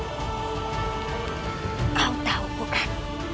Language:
Indonesian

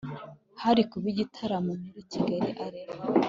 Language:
Kinyarwanda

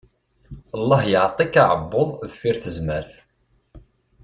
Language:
Kabyle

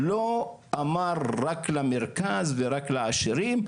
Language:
Hebrew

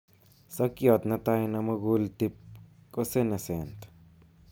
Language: Kalenjin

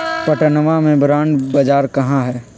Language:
Magahi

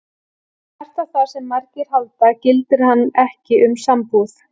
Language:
Icelandic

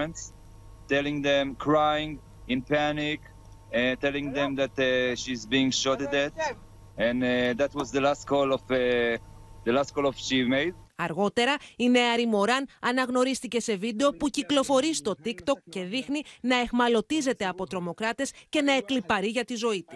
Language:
Greek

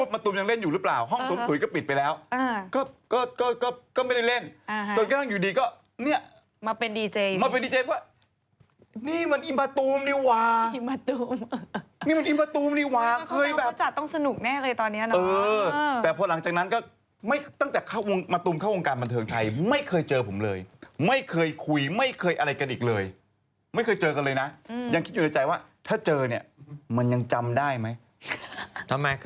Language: Thai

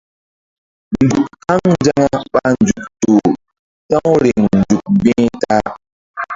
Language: Mbum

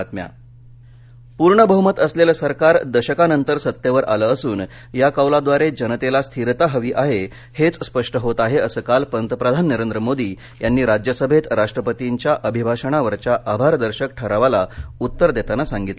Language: Marathi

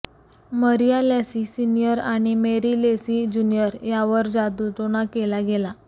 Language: Marathi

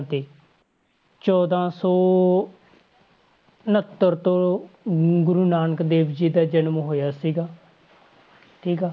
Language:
Punjabi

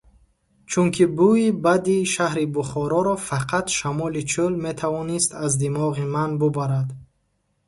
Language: Tajik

